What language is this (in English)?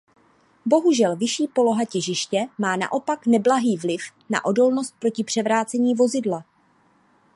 Czech